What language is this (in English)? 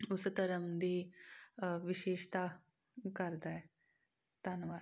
Punjabi